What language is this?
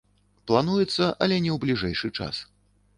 Belarusian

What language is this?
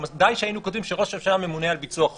Hebrew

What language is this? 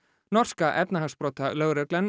Icelandic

